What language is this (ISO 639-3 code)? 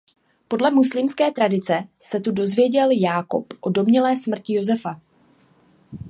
ces